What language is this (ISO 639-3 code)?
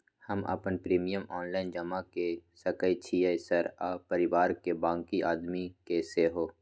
mai